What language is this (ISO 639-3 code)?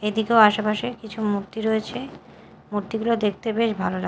ben